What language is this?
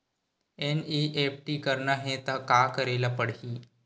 Chhattisgarhi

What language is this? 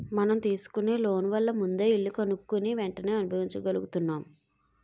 Telugu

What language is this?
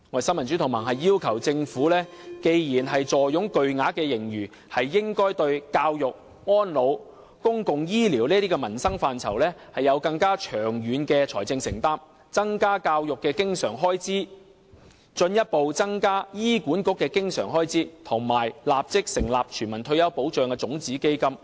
Cantonese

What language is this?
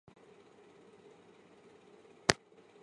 Chinese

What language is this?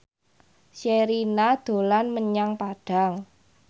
Javanese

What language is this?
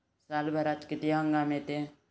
Marathi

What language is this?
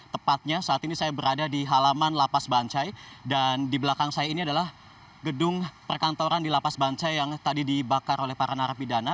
Indonesian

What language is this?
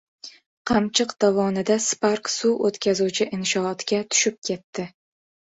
Uzbek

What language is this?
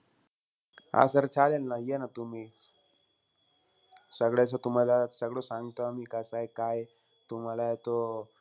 Marathi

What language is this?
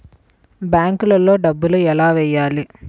Telugu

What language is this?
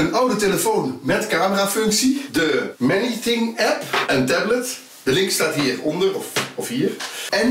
Dutch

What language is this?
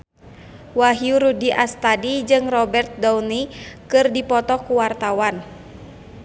Sundanese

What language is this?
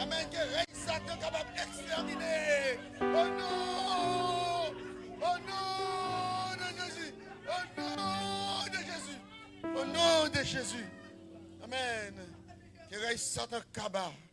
French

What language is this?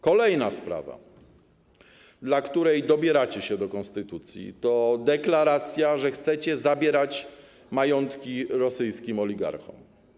Polish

